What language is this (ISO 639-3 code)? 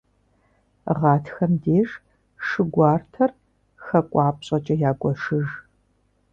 kbd